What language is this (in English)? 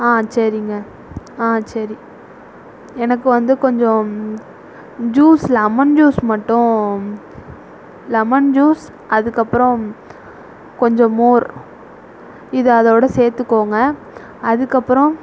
Tamil